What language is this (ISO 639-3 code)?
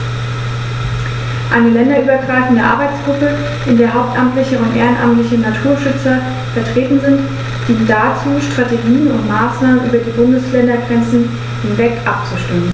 deu